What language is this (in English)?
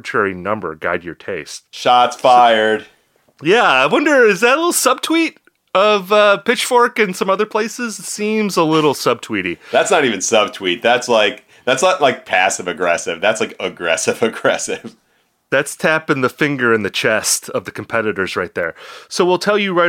English